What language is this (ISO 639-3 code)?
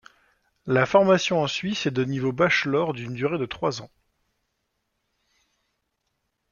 fra